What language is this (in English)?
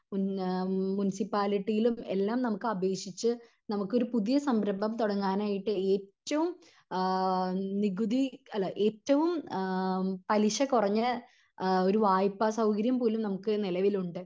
Malayalam